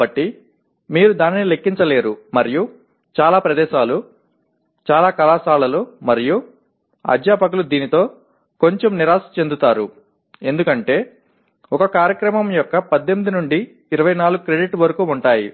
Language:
Telugu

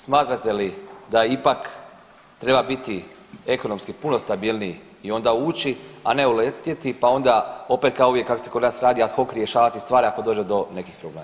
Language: Croatian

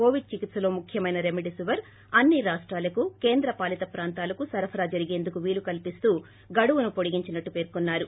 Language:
Telugu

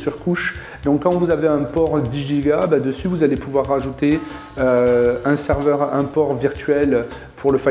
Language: French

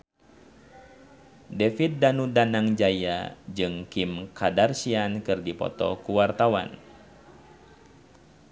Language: Sundanese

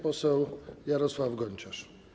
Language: Polish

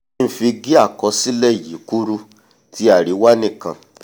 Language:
Yoruba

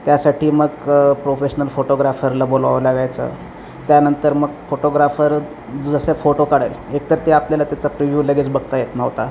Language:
Marathi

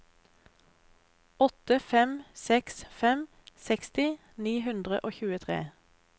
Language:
Norwegian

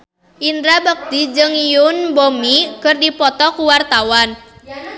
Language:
Sundanese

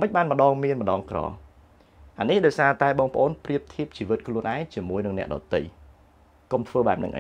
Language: Thai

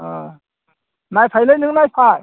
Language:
Bodo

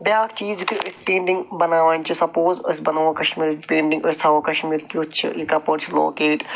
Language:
Kashmiri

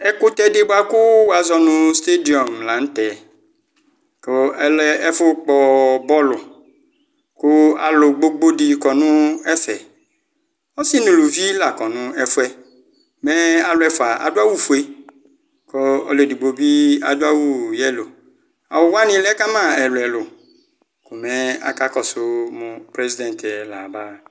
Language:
Ikposo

